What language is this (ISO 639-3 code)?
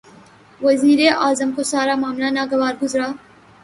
urd